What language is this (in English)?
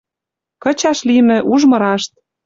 Western Mari